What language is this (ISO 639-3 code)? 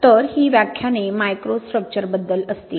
mar